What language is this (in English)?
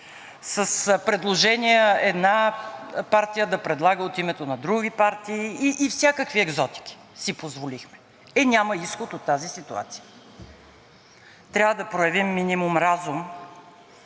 Bulgarian